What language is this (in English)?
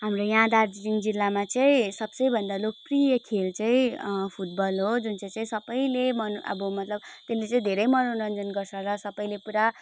Nepali